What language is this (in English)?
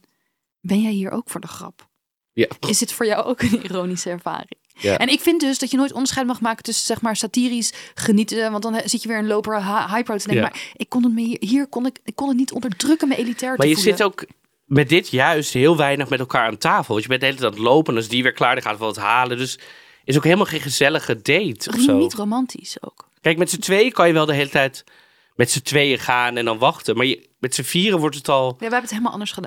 Dutch